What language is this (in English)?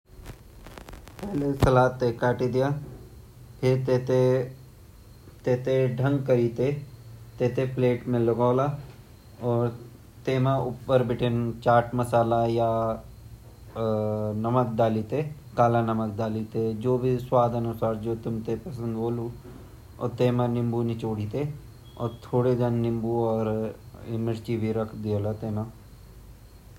Garhwali